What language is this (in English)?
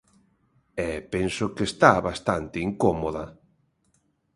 Galician